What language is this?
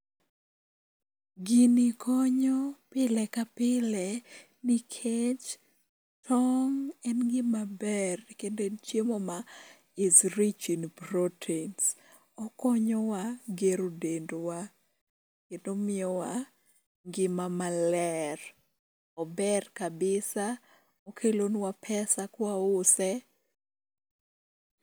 Luo (Kenya and Tanzania)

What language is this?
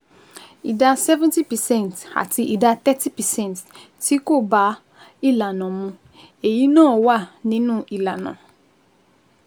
Yoruba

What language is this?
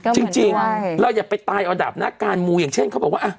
Thai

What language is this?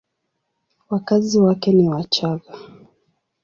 Swahili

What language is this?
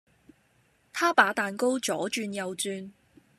Cantonese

